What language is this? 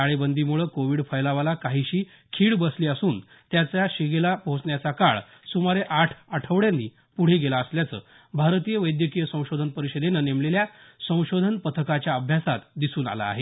Marathi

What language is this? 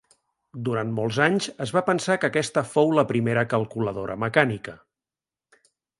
Catalan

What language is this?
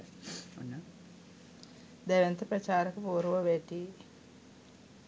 Sinhala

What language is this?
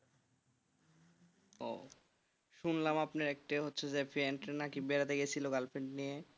Bangla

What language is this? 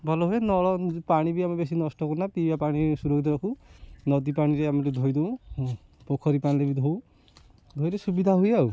Odia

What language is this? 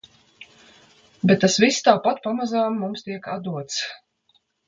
Latvian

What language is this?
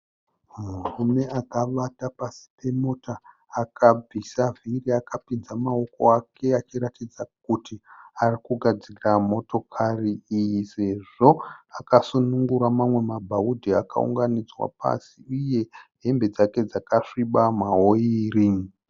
Shona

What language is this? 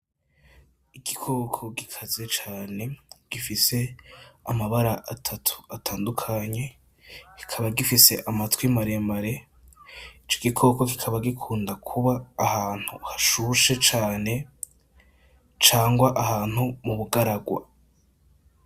Rundi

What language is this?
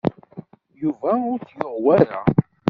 Kabyle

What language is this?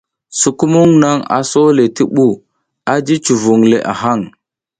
South Giziga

